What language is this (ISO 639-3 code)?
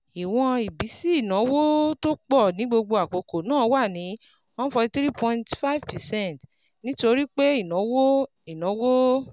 yor